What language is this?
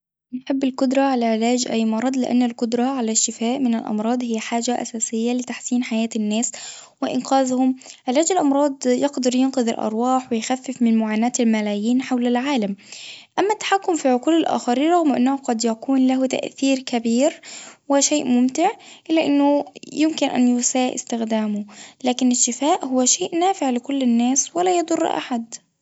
Tunisian Arabic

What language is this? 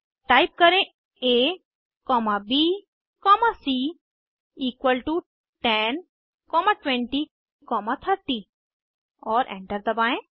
Hindi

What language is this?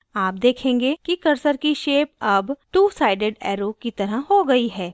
Hindi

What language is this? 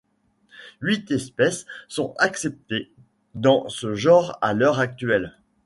French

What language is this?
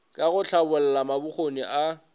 Northern Sotho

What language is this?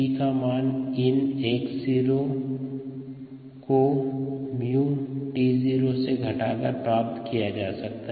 Hindi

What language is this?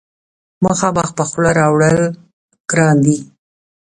Pashto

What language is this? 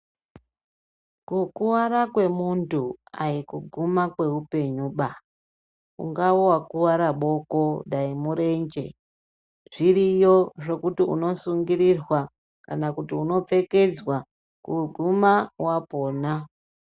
Ndau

